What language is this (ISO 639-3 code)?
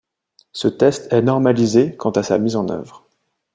fra